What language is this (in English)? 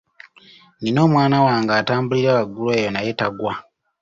Ganda